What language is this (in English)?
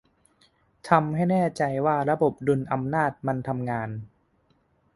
Thai